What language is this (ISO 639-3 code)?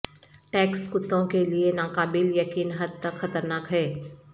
urd